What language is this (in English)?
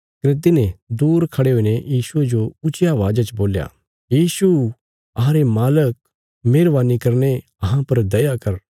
Bilaspuri